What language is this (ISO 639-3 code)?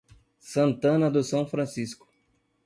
por